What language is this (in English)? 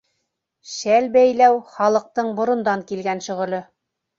Bashkir